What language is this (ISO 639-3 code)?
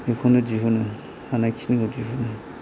brx